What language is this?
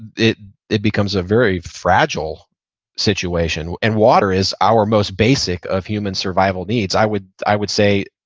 English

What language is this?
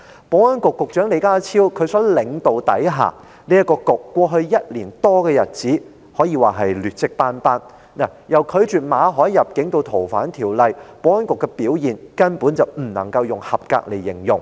Cantonese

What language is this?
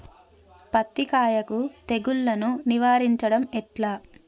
Telugu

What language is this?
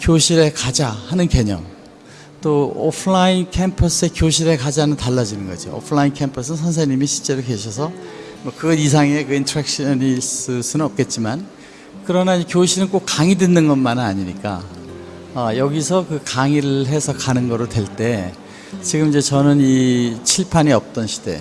Korean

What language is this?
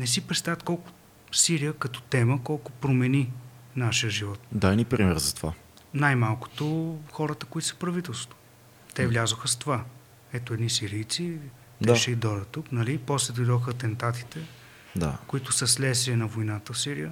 Bulgarian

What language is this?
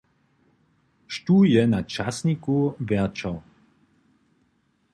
Upper Sorbian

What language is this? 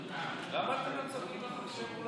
Hebrew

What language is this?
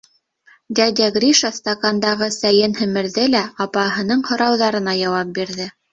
Bashkir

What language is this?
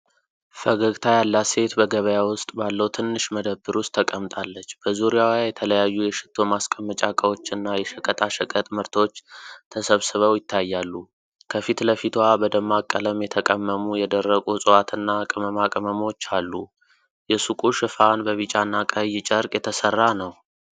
Amharic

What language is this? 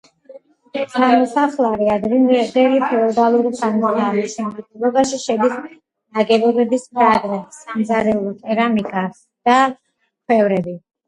Georgian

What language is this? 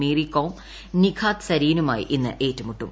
Malayalam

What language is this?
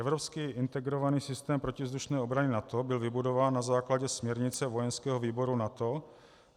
Czech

